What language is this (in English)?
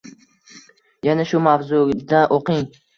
Uzbek